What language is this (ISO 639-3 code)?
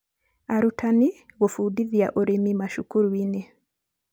kik